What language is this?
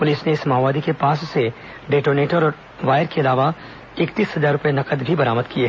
Hindi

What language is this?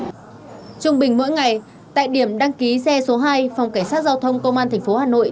Vietnamese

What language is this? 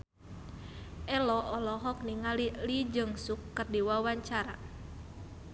Sundanese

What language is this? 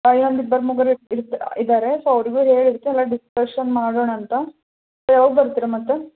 Kannada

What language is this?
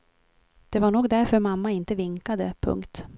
Swedish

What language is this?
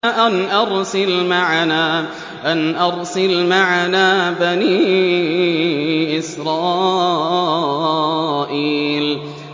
Arabic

